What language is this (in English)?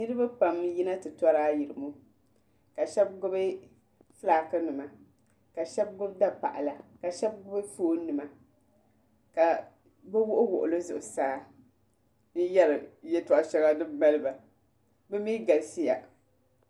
Dagbani